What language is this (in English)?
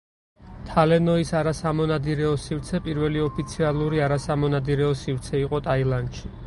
Georgian